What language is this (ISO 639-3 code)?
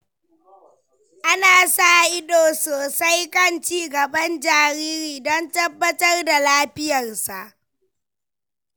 hau